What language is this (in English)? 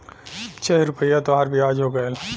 Bhojpuri